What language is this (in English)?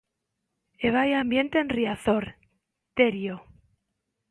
Galician